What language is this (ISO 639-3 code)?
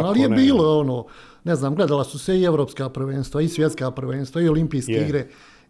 hrv